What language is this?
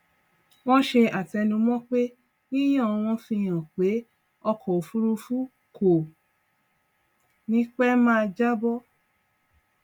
Yoruba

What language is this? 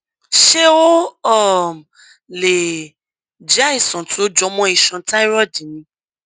Yoruba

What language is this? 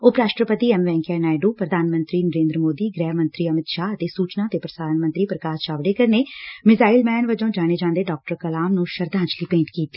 Punjabi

